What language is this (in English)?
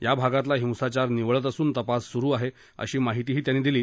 Marathi